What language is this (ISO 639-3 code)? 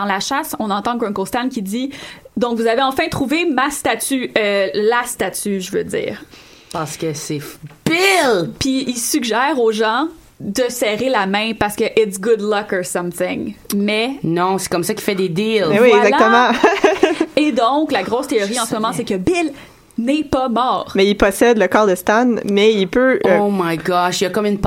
fra